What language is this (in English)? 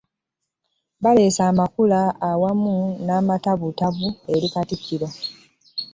Ganda